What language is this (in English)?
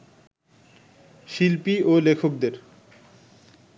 Bangla